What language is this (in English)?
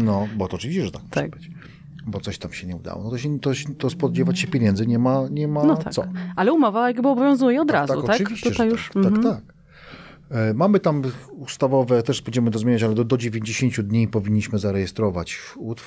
Polish